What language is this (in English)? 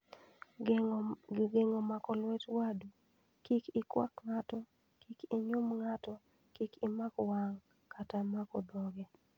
Luo (Kenya and Tanzania)